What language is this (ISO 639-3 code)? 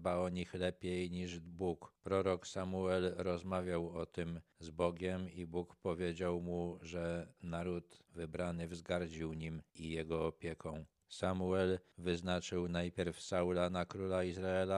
pol